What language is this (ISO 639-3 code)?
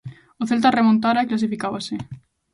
glg